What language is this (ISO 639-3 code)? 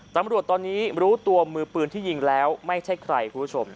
tha